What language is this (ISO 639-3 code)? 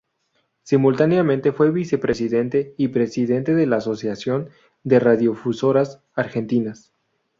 spa